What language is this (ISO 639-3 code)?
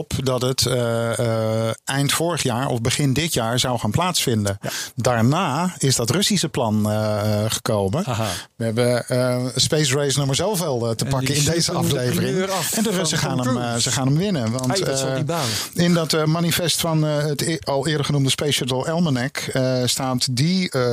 nld